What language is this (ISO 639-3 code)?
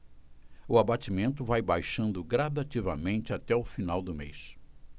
por